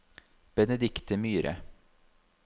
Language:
Norwegian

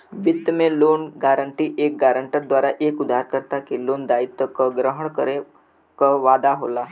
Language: Bhojpuri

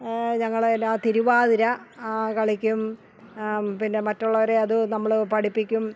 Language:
Malayalam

